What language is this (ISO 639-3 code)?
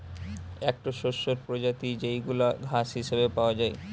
ben